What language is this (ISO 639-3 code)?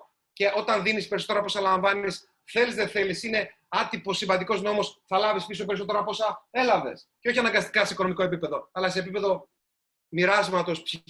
ell